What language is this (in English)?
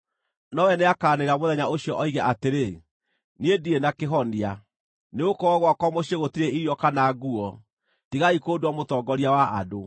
Kikuyu